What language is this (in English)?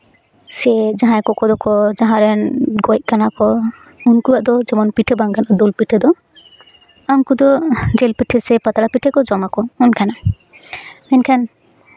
Santali